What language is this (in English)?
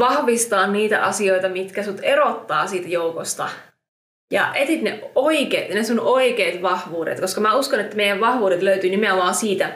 Finnish